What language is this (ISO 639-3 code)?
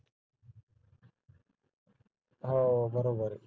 mar